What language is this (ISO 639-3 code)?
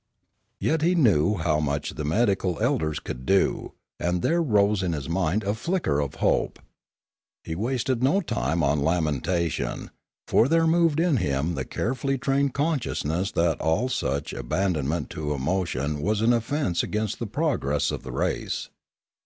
eng